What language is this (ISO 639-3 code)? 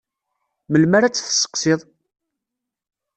kab